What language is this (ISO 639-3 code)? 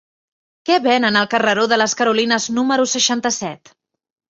cat